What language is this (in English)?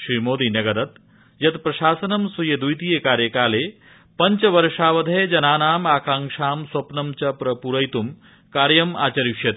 Sanskrit